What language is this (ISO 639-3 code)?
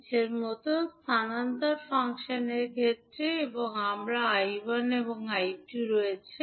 ben